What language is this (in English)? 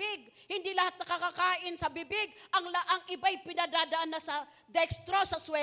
Filipino